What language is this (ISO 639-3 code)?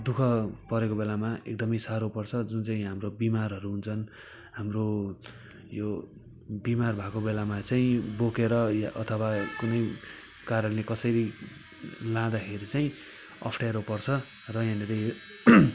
nep